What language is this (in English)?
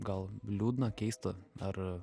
Lithuanian